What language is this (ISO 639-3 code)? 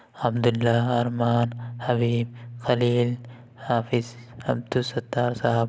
urd